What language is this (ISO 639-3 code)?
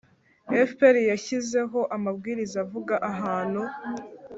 kin